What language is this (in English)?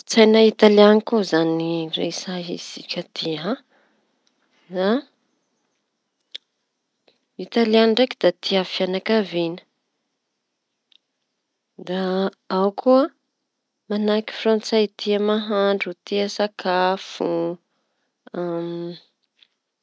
Tanosy Malagasy